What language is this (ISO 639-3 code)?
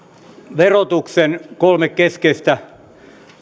fin